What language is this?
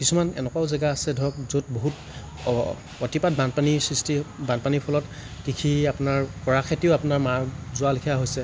Assamese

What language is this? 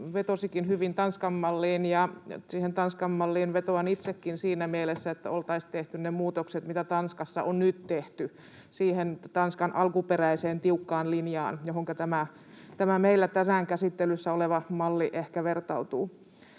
Finnish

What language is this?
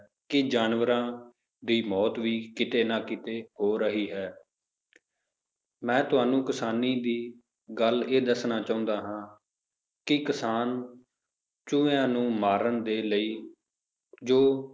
Punjabi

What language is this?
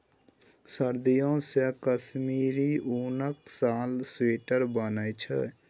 Maithili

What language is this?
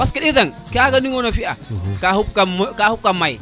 Serer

